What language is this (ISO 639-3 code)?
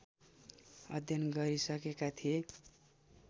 nep